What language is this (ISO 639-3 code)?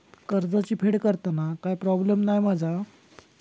mar